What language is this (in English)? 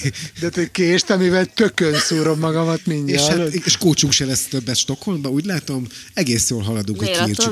Hungarian